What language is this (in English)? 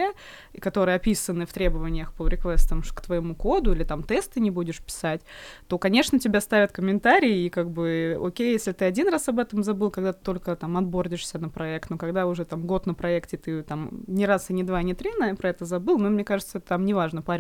Russian